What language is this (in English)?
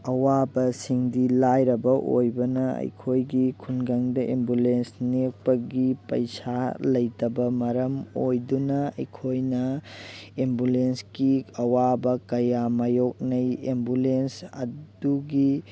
Manipuri